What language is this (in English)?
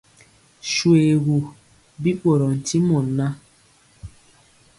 Mpiemo